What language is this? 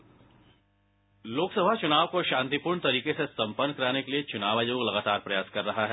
Hindi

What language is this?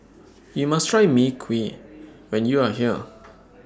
English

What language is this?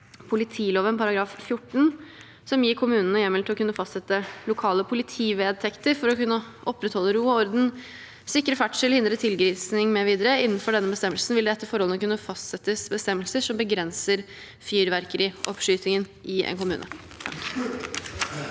Norwegian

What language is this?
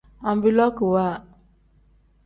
Tem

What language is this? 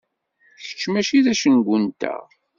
Kabyle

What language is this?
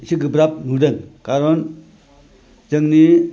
Bodo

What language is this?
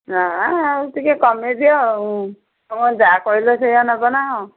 Odia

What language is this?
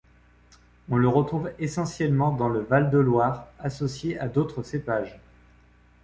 French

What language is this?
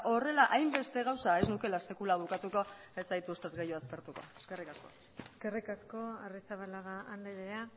Basque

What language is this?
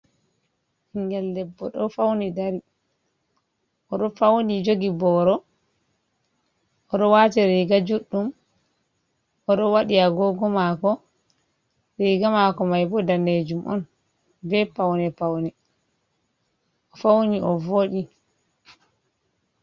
Fula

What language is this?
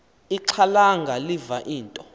Xhosa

